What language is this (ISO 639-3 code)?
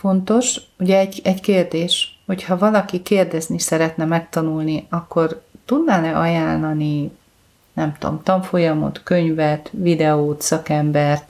hun